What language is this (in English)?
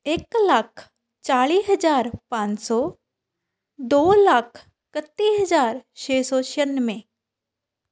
Punjabi